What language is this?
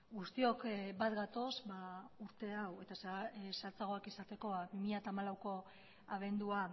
Basque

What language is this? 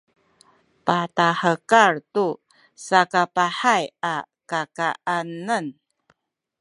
Sakizaya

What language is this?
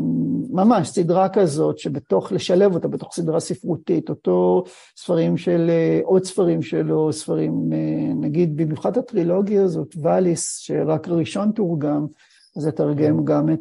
Hebrew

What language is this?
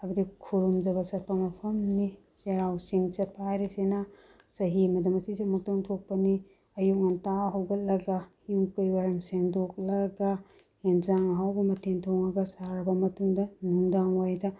Manipuri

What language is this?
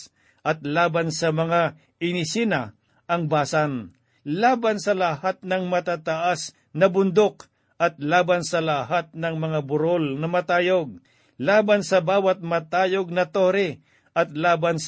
Filipino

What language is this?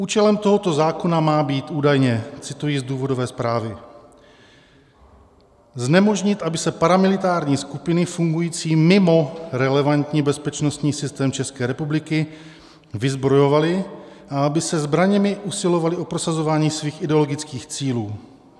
Czech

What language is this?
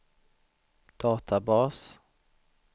Swedish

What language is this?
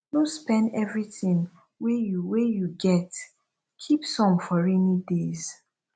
Nigerian Pidgin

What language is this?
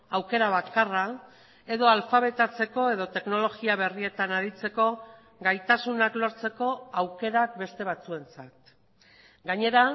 Basque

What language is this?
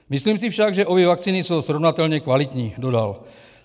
Czech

